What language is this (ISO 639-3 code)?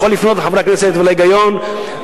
heb